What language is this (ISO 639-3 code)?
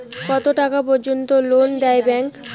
ben